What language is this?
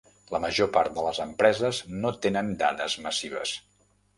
Catalan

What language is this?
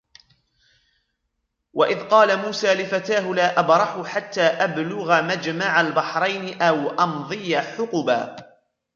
Arabic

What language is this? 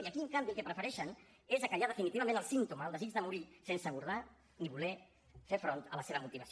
Catalan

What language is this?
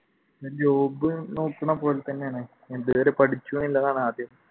Malayalam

